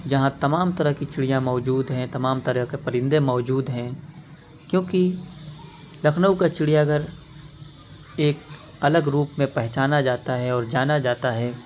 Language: Urdu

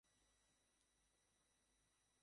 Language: Bangla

